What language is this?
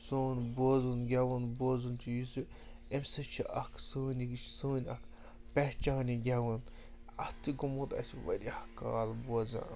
Kashmiri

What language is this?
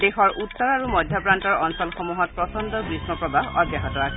Assamese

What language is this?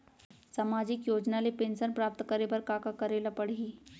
Chhattisgarhi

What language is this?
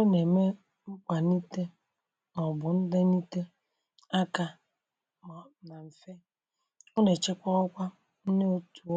Igbo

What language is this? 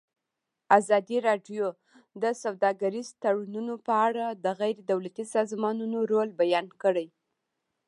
Pashto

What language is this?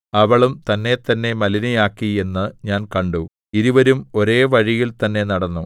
Malayalam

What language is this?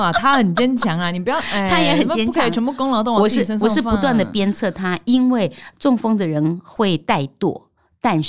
Chinese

